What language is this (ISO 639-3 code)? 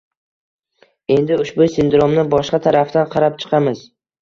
uzb